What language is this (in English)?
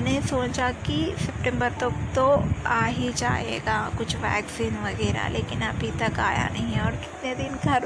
Hindi